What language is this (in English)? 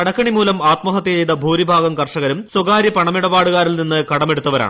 Malayalam